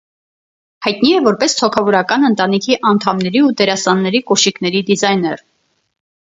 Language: Armenian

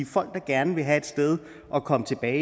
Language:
Danish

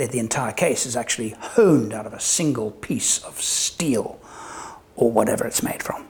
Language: English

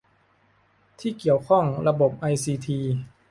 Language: Thai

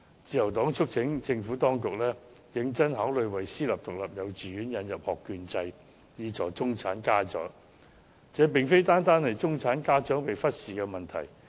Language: Cantonese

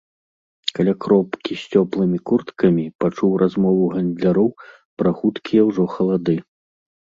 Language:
Belarusian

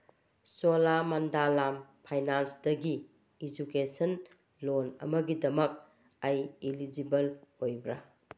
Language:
Manipuri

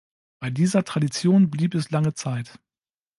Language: German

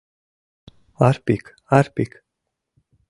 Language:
Mari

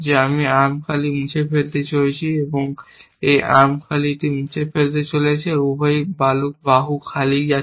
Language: Bangla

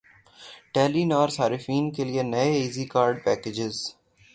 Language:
Urdu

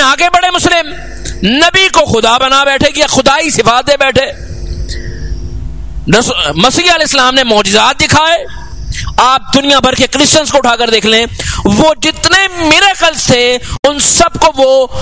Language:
Arabic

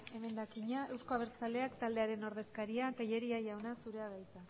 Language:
Basque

